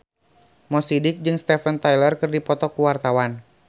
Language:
Sundanese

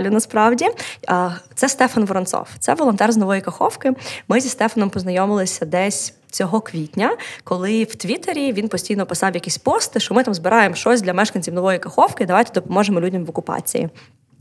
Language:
Ukrainian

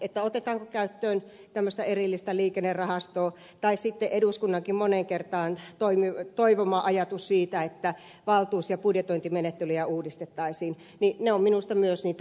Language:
Finnish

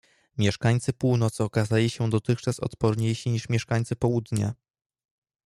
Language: Polish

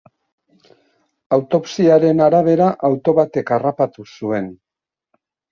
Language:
Basque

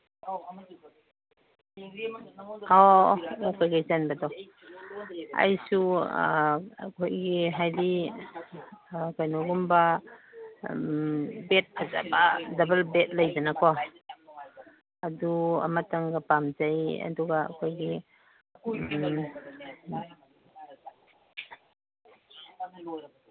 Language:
Manipuri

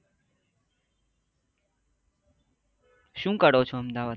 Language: Gujarati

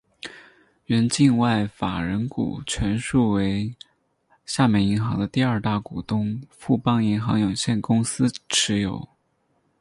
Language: Chinese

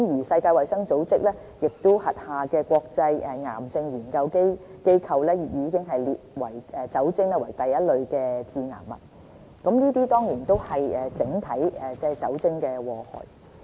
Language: Cantonese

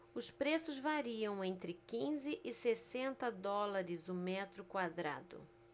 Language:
Portuguese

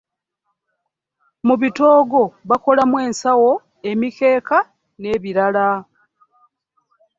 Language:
Ganda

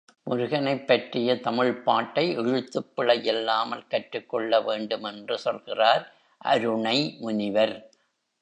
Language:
Tamil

